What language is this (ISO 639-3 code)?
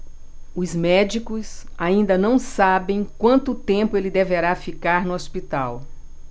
por